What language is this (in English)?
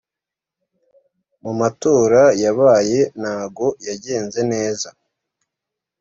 Kinyarwanda